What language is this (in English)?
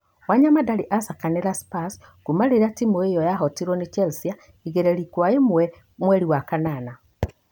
Kikuyu